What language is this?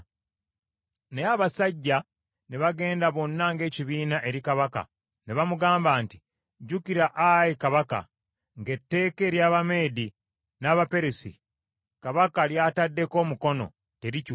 Ganda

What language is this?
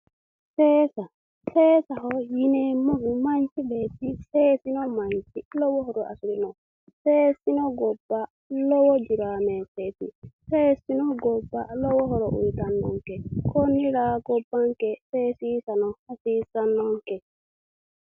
Sidamo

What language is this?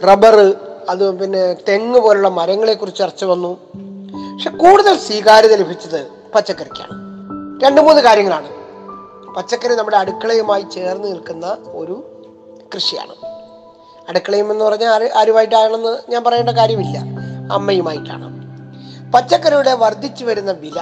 Malayalam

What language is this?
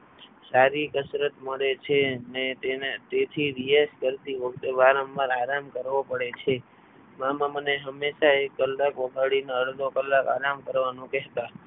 Gujarati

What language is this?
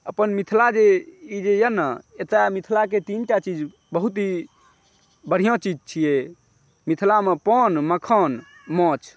Maithili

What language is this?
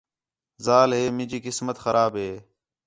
Khetrani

